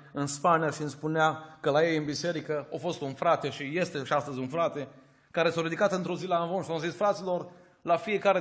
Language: Romanian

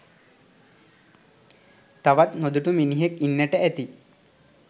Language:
Sinhala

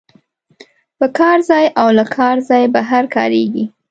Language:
Pashto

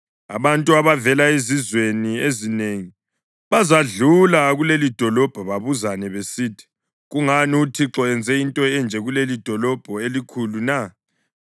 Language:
North Ndebele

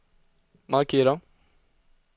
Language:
Swedish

